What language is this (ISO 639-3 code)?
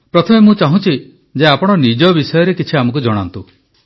ori